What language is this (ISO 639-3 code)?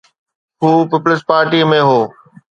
snd